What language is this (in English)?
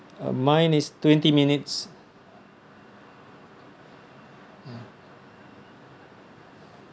English